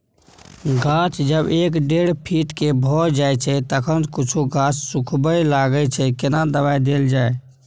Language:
Maithili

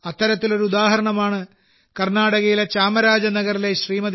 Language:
Malayalam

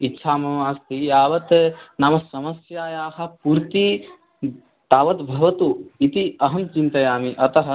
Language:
Sanskrit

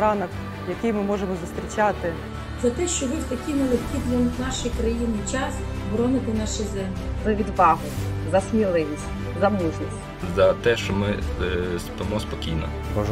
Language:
Ukrainian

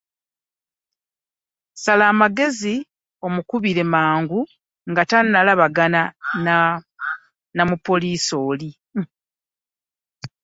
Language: Ganda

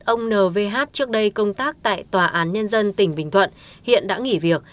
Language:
Vietnamese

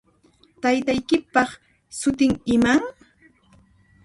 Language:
Puno Quechua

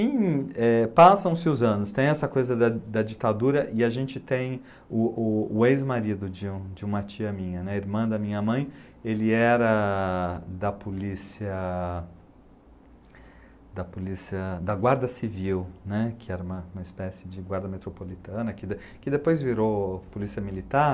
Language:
Portuguese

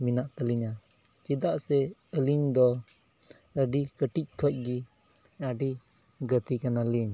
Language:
Santali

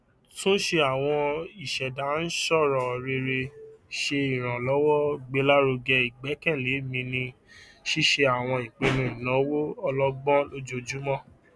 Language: Yoruba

